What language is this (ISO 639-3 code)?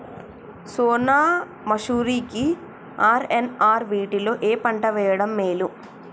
tel